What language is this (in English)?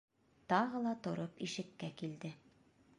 Bashkir